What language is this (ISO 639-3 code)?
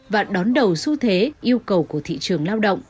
vie